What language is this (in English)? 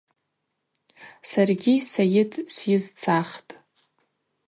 Abaza